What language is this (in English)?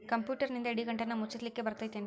Kannada